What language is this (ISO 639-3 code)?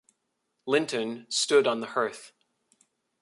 eng